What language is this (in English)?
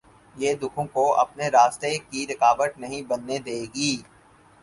Urdu